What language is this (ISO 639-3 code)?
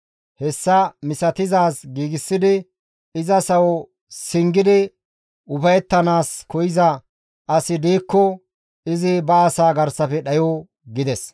gmv